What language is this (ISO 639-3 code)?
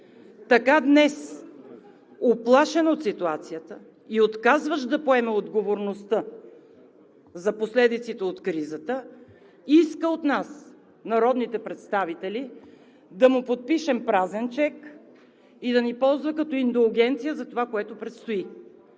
bul